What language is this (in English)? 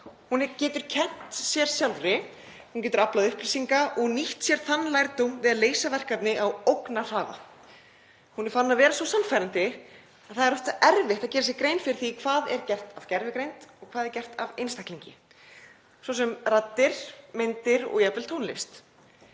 Icelandic